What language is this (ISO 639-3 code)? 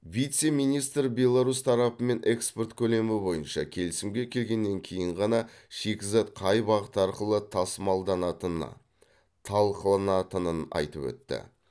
kaz